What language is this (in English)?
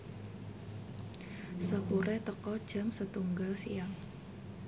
Javanese